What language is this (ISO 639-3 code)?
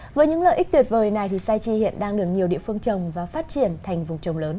vie